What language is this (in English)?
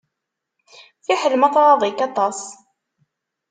Kabyle